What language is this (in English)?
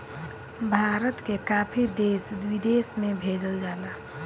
Bhojpuri